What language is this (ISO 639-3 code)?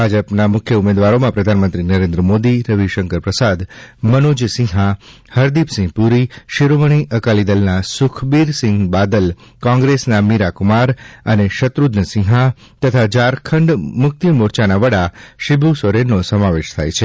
guj